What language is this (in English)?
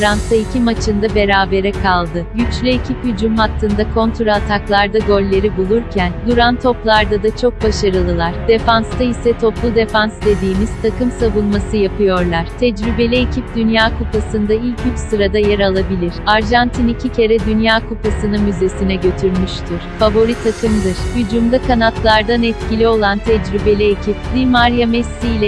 Turkish